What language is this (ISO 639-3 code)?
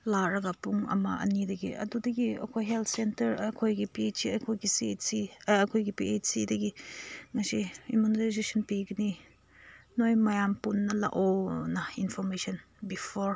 mni